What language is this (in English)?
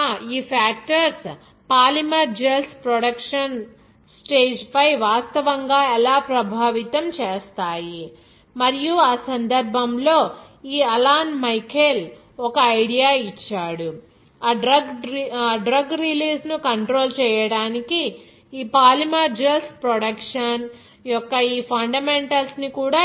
Telugu